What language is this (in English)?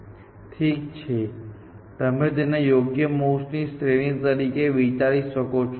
Gujarati